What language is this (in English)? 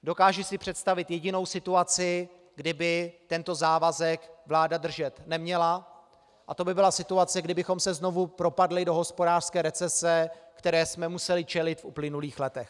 Czech